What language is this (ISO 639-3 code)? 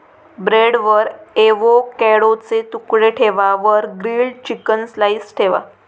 mar